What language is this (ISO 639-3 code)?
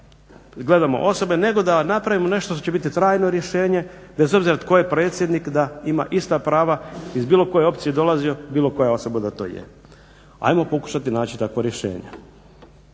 hrv